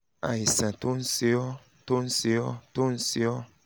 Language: Yoruba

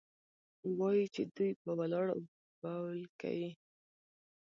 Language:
Pashto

